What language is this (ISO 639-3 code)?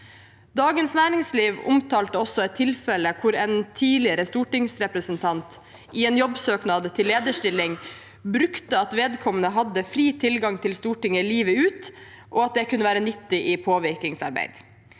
nor